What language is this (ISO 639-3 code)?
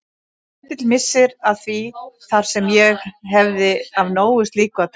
isl